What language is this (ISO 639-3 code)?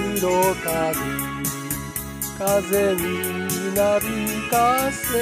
tha